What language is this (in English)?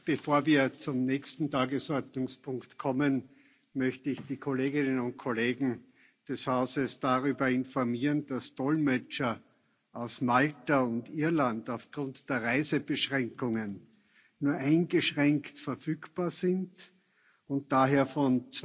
German